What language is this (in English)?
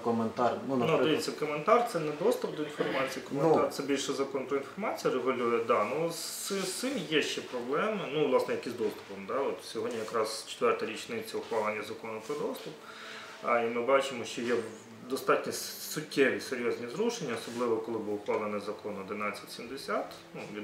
Ukrainian